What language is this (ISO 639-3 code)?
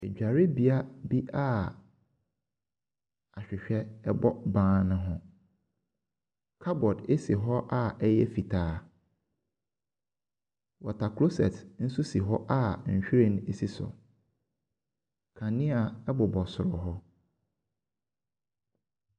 aka